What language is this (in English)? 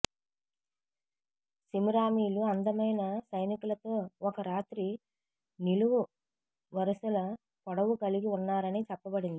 Telugu